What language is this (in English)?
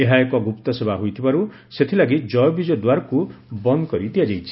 Odia